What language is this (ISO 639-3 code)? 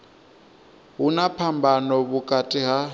ven